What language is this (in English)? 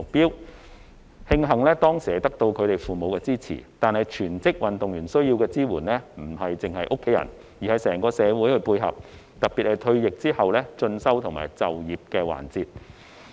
Cantonese